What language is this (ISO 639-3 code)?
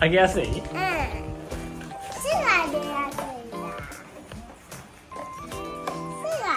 jpn